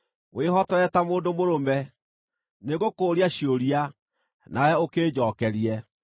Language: Kikuyu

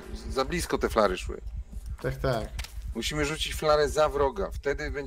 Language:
Polish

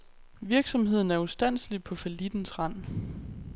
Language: Danish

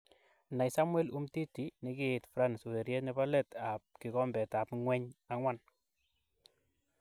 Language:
Kalenjin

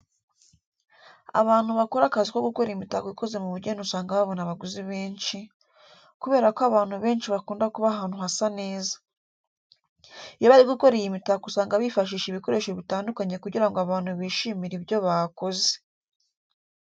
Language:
Kinyarwanda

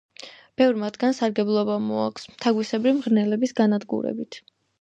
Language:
Georgian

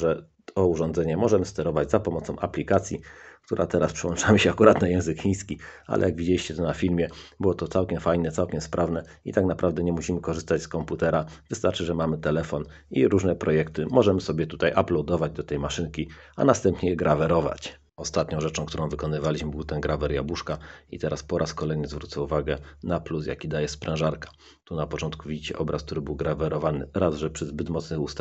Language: Polish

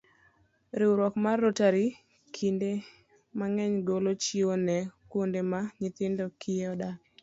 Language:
Luo (Kenya and Tanzania)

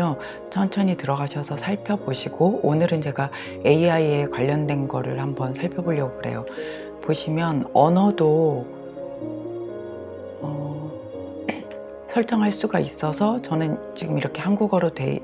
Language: Korean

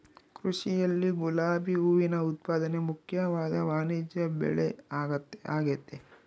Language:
Kannada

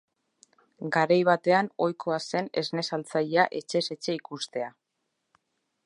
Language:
Basque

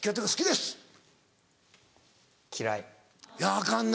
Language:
Japanese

